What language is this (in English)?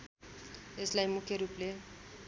Nepali